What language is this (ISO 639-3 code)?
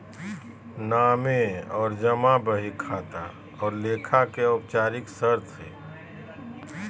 mag